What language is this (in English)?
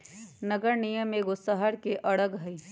Magahi